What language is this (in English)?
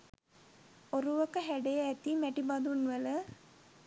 Sinhala